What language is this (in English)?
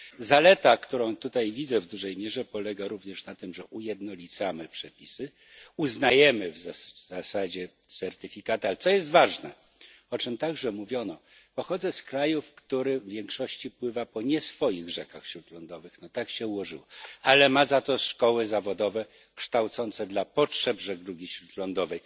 Polish